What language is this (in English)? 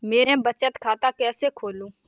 Hindi